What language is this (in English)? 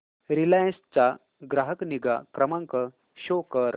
Marathi